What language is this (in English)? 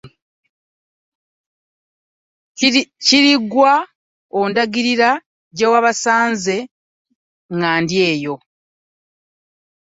Ganda